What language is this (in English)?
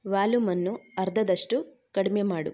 Kannada